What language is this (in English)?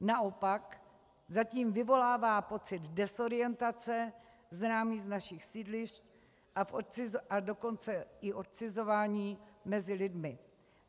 Czech